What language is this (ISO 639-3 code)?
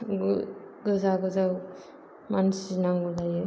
brx